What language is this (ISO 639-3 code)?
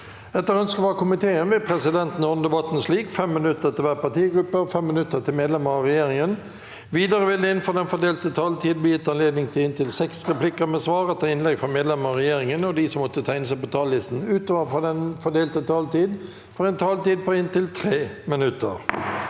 nor